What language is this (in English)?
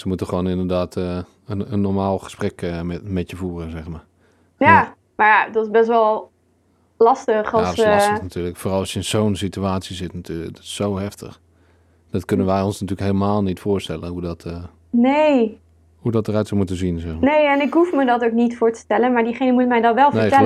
Dutch